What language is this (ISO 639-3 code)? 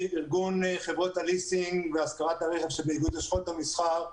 heb